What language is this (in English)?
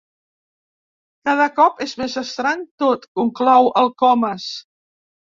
Catalan